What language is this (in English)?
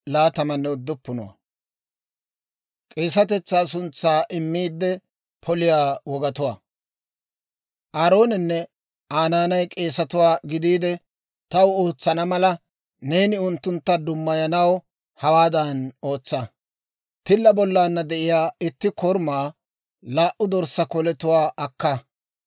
Dawro